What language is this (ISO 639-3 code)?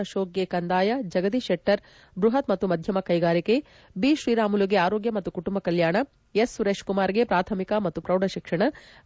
kan